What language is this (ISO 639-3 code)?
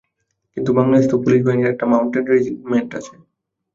ben